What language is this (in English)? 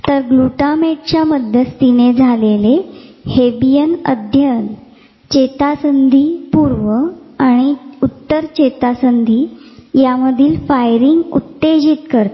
Marathi